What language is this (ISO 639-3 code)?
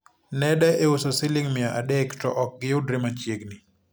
luo